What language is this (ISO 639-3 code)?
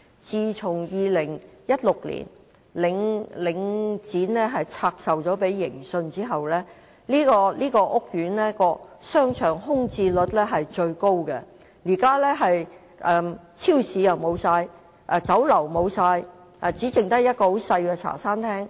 yue